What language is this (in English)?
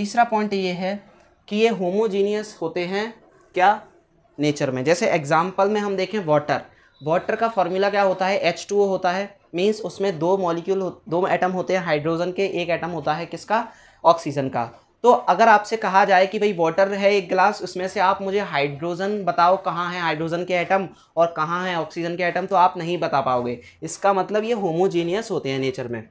Hindi